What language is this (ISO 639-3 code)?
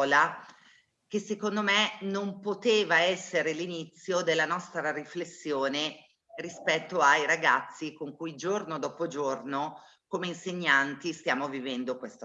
ita